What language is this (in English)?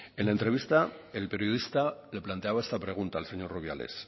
Spanish